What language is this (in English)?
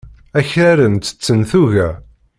Kabyle